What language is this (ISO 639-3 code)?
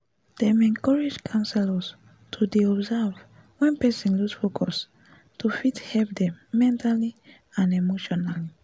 pcm